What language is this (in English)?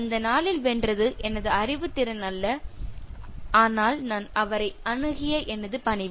Tamil